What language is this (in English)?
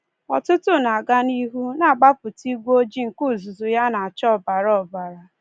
Igbo